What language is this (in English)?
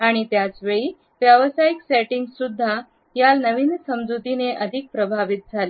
Marathi